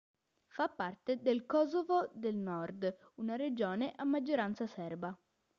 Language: Italian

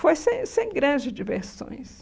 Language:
Portuguese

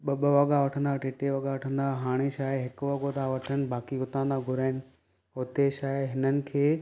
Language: Sindhi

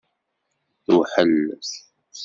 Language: Kabyle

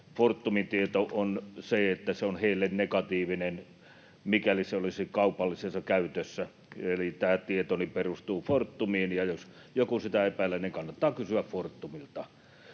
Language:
Finnish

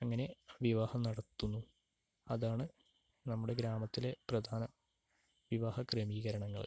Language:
Malayalam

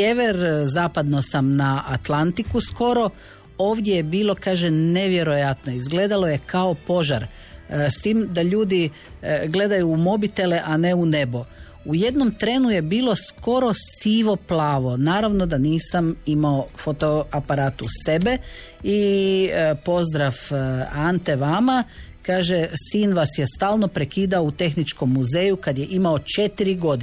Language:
Croatian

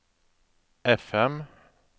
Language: Norwegian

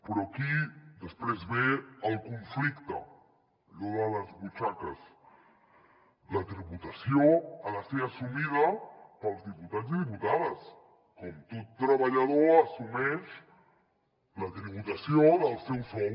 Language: Catalan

